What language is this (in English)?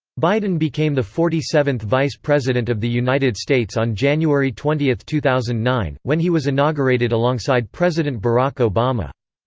English